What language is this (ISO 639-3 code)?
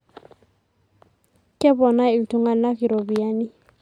mas